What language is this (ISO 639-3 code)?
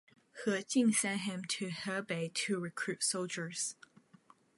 eng